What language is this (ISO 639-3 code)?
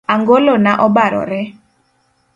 luo